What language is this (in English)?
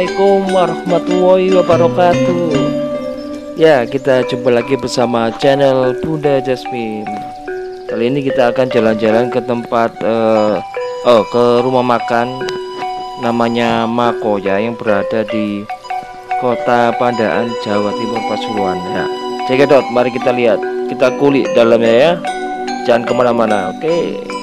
Indonesian